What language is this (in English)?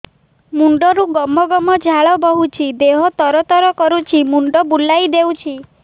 Odia